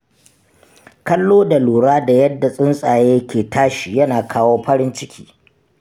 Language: Hausa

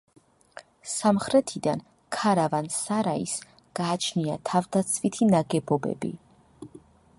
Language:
Georgian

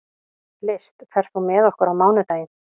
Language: Icelandic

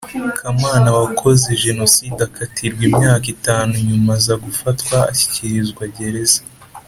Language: Kinyarwanda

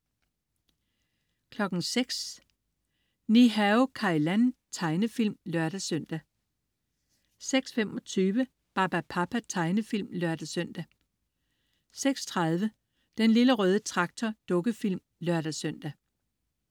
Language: Danish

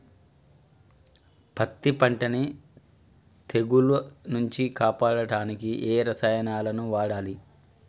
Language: Telugu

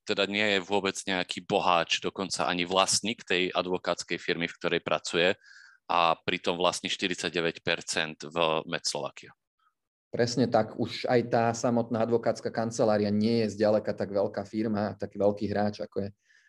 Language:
Slovak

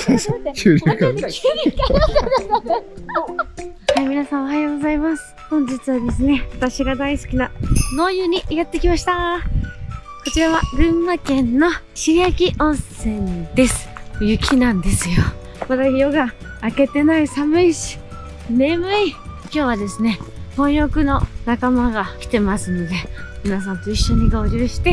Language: Japanese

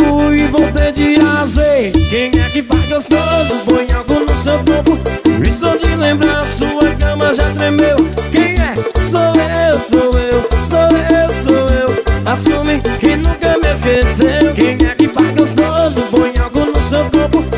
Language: Portuguese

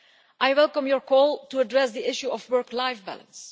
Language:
English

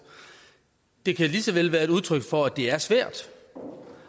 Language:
Danish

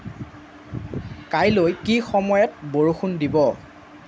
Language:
Assamese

